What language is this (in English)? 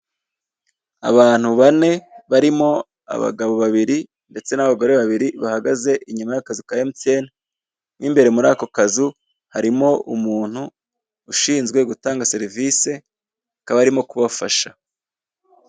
Kinyarwanda